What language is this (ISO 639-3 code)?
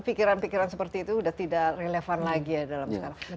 ind